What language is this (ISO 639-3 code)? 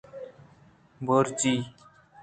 bgp